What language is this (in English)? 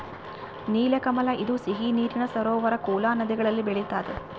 Kannada